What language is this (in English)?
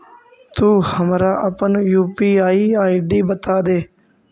Magahi